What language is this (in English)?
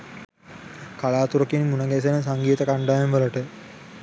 Sinhala